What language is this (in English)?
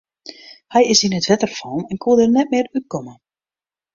Western Frisian